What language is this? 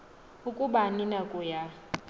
Xhosa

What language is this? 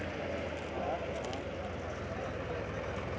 Maithili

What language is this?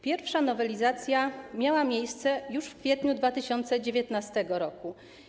Polish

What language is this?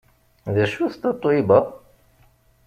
Kabyle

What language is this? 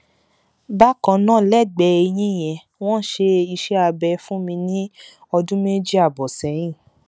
Yoruba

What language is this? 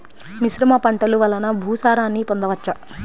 Telugu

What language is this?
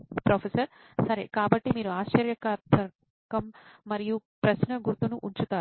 Telugu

